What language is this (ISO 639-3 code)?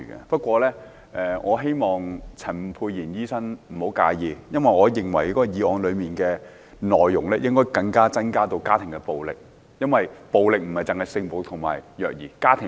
yue